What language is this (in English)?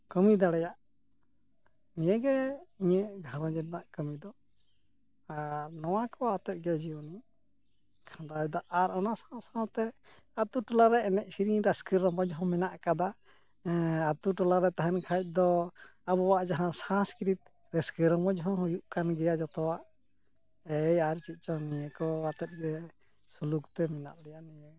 Santali